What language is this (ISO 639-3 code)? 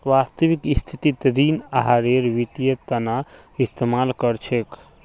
mag